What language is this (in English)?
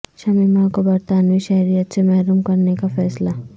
Urdu